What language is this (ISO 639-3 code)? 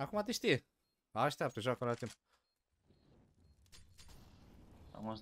ron